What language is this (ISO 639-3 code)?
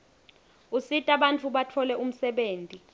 ssw